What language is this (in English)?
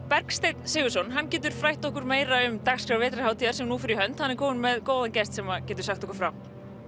Icelandic